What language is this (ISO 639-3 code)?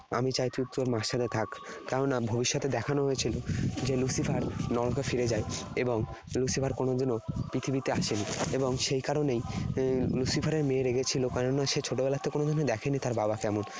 ben